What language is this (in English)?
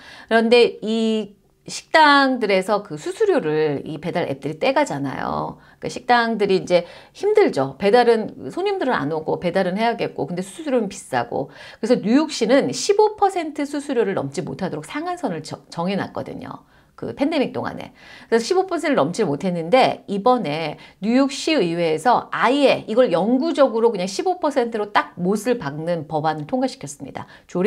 Korean